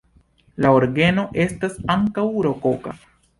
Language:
Esperanto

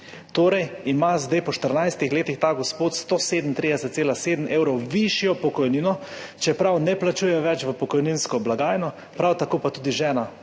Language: Slovenian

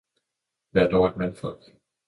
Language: Danish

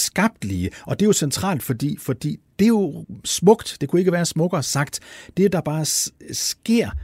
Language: Danish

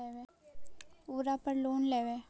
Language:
Magahi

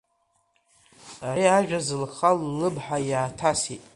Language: Abkhazian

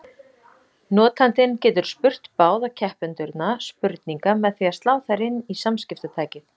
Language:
Icelandic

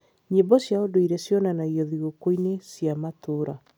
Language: Kikuyu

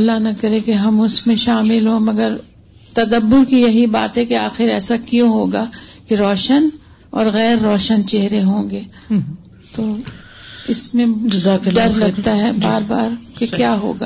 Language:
Urdu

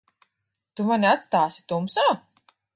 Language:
Latvian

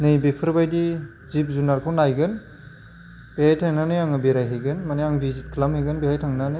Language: Bodo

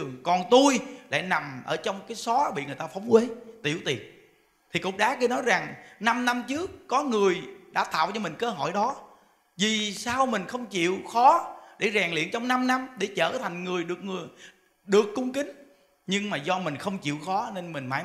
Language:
Vietnamese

